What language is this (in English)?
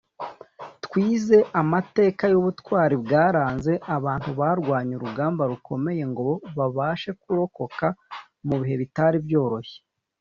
Kinyarwanda